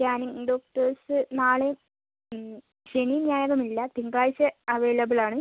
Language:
Malayalam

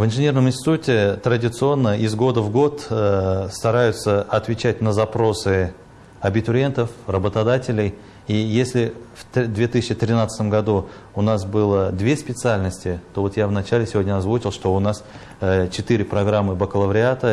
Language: Russian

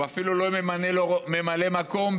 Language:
Hebrew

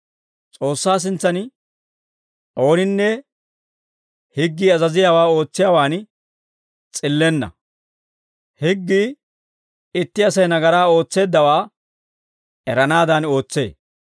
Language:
Dawro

